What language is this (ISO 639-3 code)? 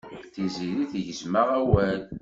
kab